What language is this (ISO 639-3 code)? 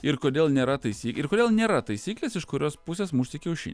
lit